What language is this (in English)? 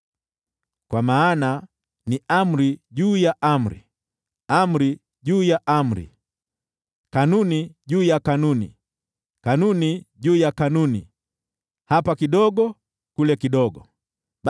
Swahili